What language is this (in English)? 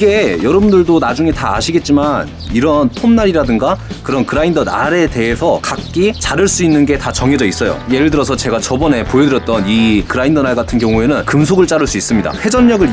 Korean